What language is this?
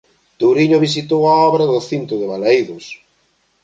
Galician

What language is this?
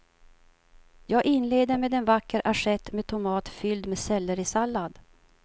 Swedish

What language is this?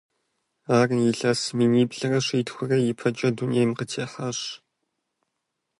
Kabardian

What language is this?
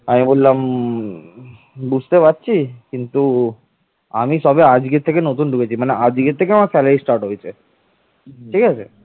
Bangla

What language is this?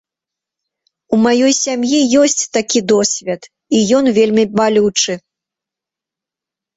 Belarusian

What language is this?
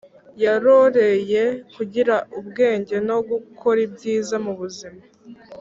Kinyarwanda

